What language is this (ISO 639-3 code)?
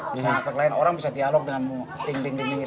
ind